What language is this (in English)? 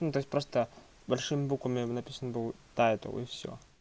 Russian